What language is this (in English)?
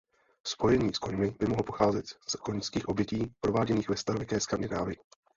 Czech